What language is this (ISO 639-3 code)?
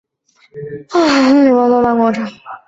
zho